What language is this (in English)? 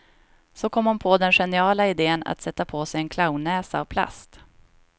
Swedish